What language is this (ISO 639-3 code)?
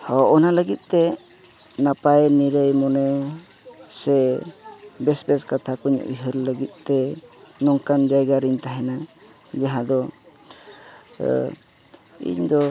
sat